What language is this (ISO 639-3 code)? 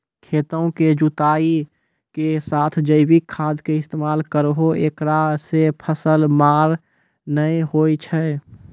mai